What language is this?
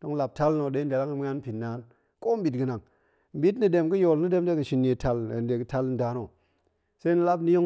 Goemai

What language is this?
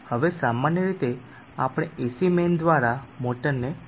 Gujarati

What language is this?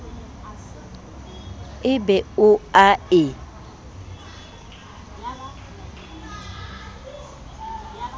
Southern Sotho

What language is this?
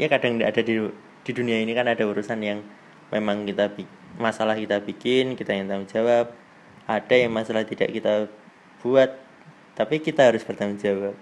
Indonesian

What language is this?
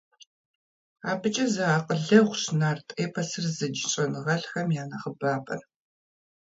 Kabardian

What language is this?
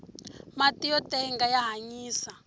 Tsonga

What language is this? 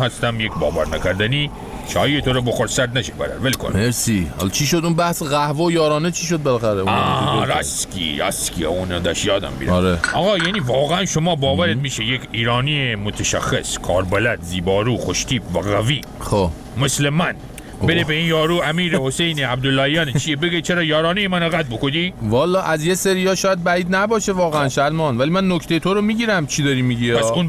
Persian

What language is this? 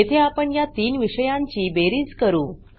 Marathi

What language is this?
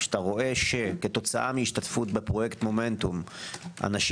Hebrew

